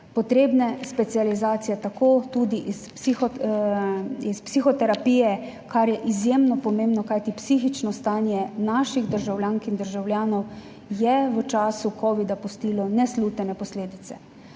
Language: Slovenian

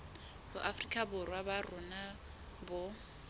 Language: Southern Sotho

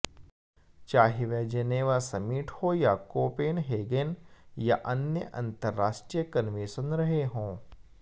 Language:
Hindi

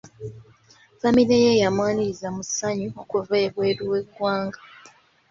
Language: Ganda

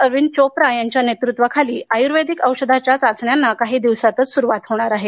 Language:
Marathi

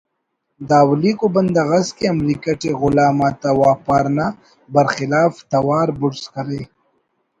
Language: Brahui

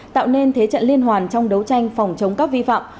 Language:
Vietnamese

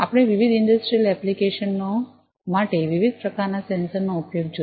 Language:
Gujarati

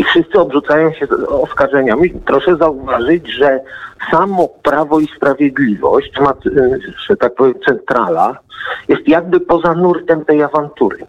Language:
Polish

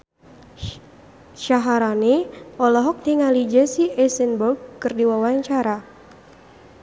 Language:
Sundanese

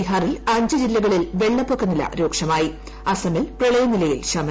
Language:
Malayalam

